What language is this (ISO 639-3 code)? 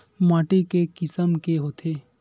hne